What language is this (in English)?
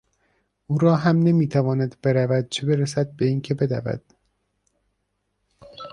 Persian